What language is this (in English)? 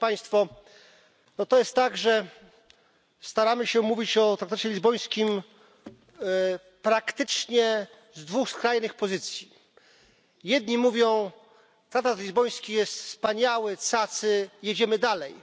Polish